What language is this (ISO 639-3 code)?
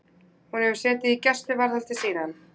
isl